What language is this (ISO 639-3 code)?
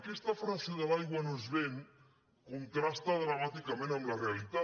cat